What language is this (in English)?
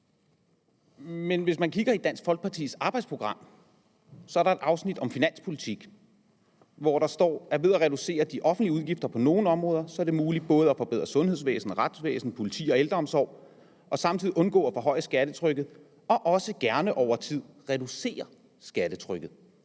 Danish